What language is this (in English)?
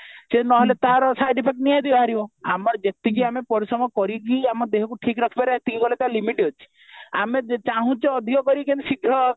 Odia